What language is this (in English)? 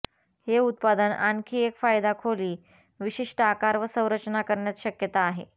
Marathi